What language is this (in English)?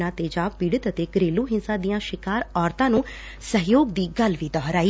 Punjabi